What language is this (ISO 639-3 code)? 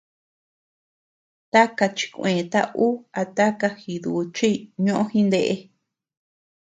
cux